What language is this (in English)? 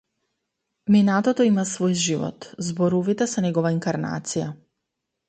Macedonian